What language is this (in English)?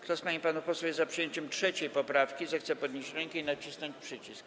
Polish